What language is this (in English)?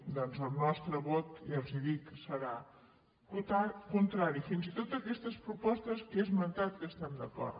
Catalan